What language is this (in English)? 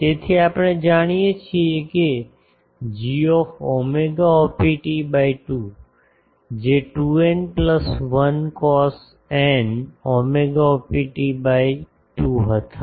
Gujarati